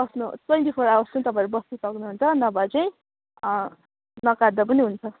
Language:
Nepali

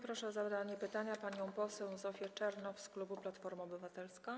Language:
Polish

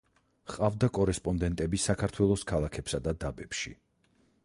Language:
Georgian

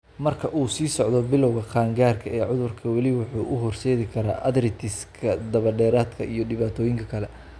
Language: Somali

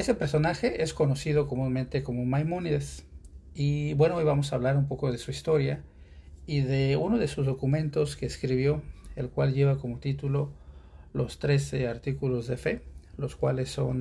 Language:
Spanish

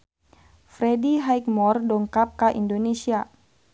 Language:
Sundanese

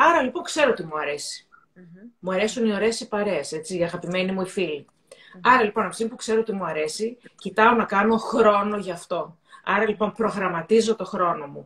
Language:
Greek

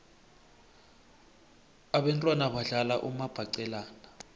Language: South Ndebele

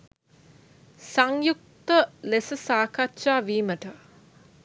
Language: Sinhala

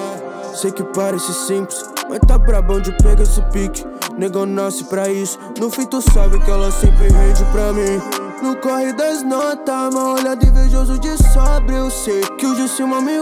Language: Portuguese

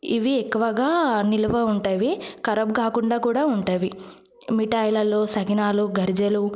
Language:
Telugu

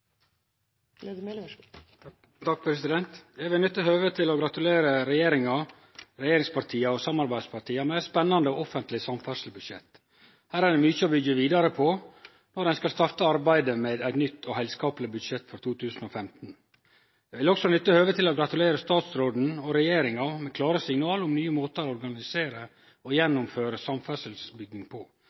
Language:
Norwegian Nynorsk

